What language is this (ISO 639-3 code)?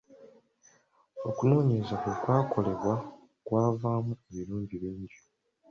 lug